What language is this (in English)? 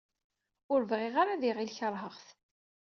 Kabyle